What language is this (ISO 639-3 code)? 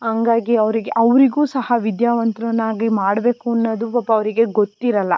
kan